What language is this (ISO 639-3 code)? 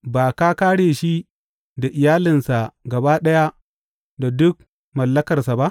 hau